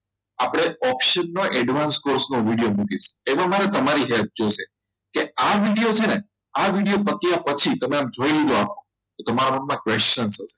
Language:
Gujarati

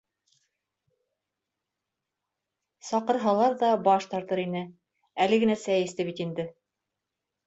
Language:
Bashkir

